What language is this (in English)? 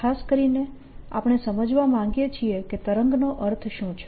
Gujarati